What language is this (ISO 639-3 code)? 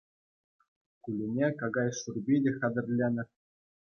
chv